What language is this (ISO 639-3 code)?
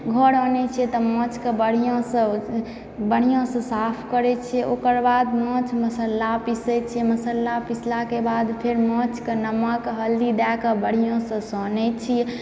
mai